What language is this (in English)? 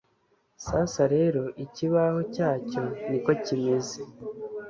Kinyarwanda